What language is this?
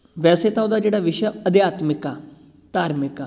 Punjabi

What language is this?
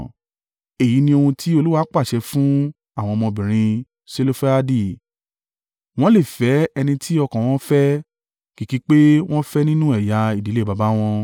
Yoruba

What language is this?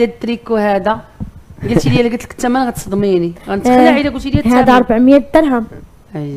Arabic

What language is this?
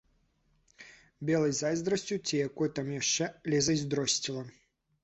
Belarusian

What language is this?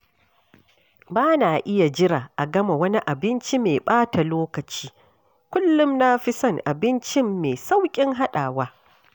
Hausa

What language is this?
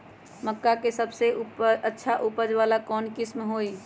Magahi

